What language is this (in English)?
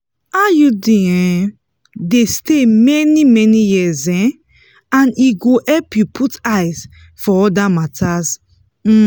Nigerian Pidgin